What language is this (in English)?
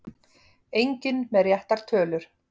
Icelandic